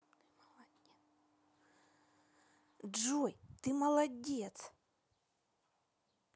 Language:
Russian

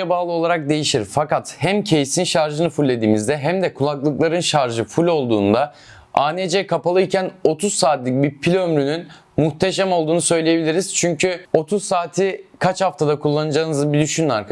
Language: Turkish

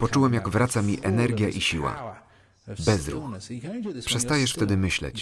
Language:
Polish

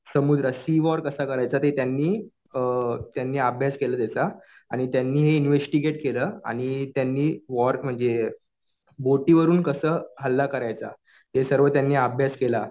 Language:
Marathi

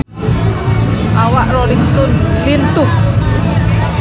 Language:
Sundanese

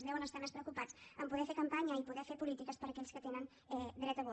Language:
Catalan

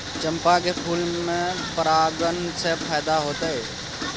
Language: Maithili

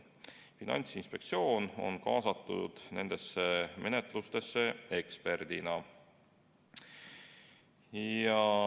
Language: Estonian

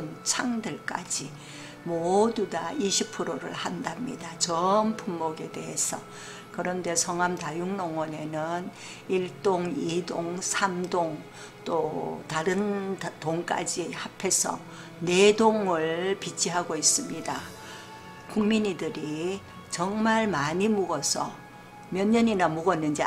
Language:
Korean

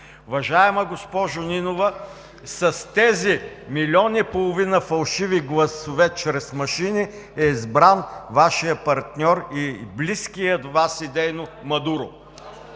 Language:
Bulgarian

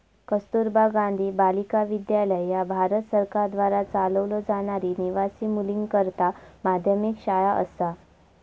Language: Marathi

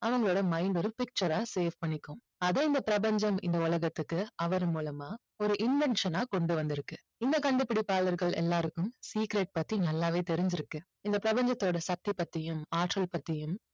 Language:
Tamil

